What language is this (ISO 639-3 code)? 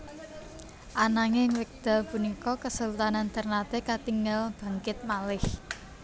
jav